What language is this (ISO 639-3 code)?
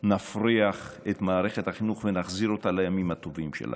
heb